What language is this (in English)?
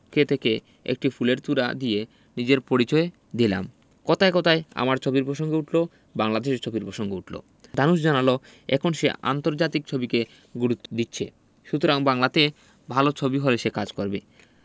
Bangla